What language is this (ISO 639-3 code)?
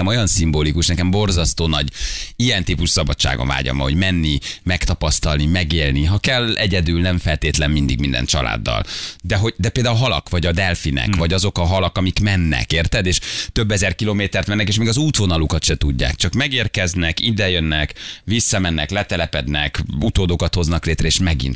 hun